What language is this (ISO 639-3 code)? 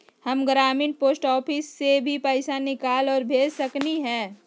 mag